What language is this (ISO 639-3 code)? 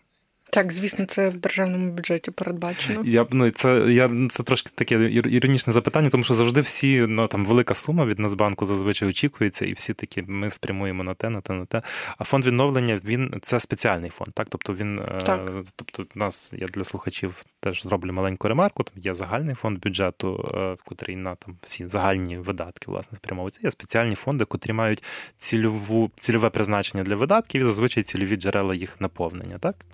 ukr